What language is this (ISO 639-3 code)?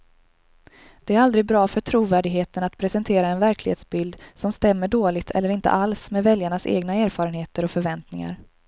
swe